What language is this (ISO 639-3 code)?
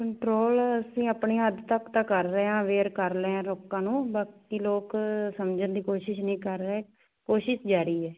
pan